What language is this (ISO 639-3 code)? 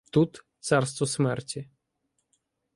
ukr